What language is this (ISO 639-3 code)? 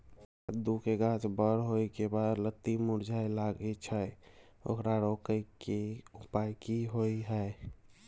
mai